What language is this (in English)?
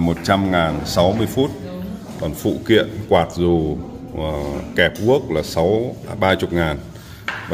Vietnamese